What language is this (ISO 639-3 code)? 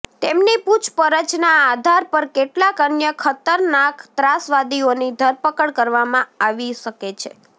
guj